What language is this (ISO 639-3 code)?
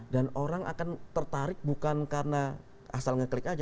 ind